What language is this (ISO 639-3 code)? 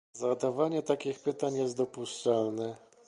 pol